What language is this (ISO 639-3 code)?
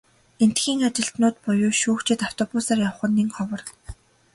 mon